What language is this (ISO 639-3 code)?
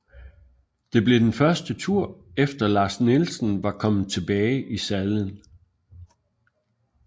dan